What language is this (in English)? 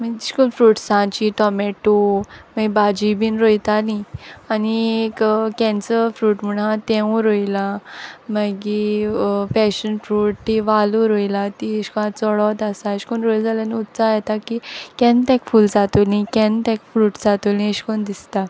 Konkani